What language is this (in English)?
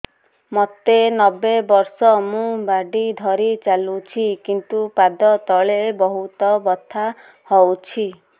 Odia